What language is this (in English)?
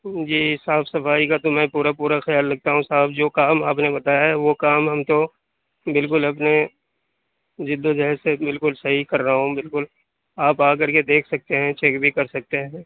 Urdu